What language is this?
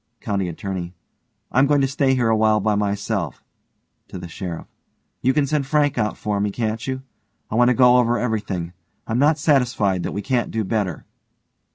English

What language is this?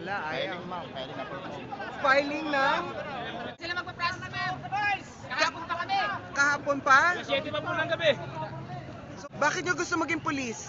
Filipino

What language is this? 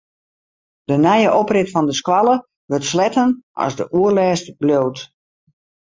Western Frisian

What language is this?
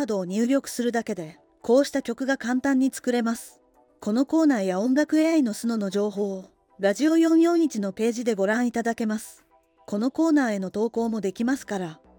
Japanese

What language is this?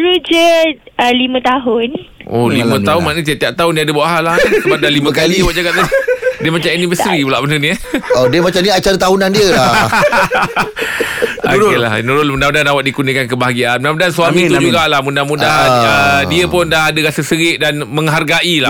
Malay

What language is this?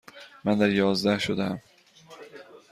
Persian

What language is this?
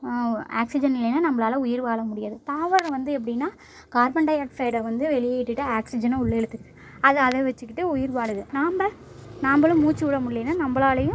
Tamil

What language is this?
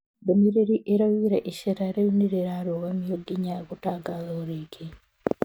Kikuyu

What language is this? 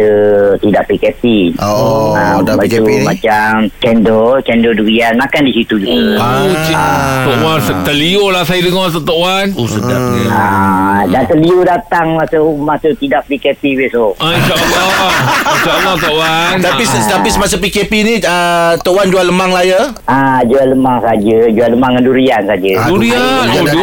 Malay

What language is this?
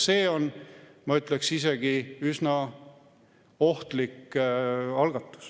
Estonian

